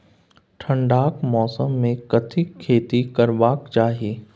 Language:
Maithili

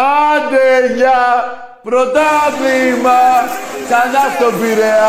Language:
Greek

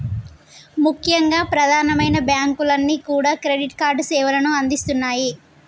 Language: Telugu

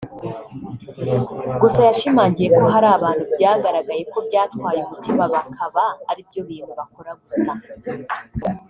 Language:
Kinyarwanda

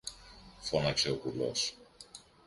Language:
Greek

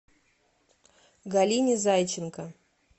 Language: Russian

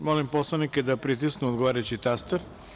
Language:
Serbian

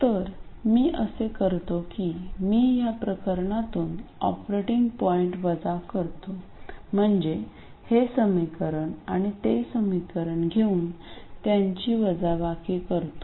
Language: Marathi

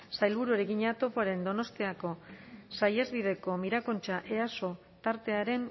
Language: Basque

